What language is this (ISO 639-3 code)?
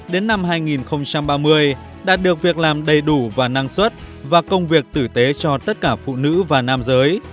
vie